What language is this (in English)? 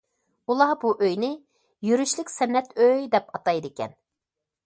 Uyghur